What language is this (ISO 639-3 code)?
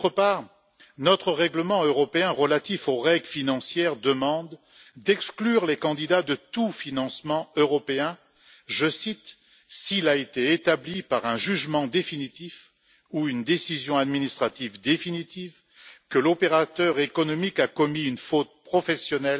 fra